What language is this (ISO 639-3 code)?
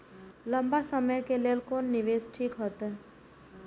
mai